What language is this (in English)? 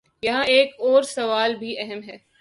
Urdu